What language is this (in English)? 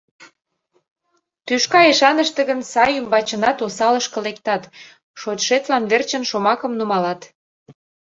Mari